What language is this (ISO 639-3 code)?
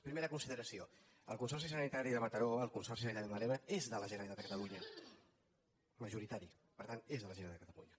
cat